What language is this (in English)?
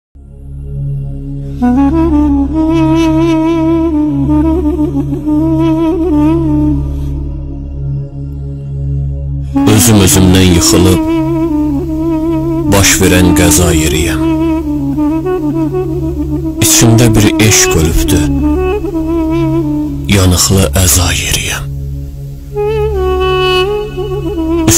Turkish